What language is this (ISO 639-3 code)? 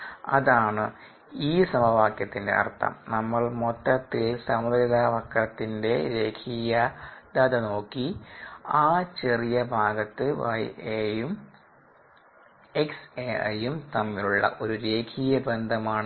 mal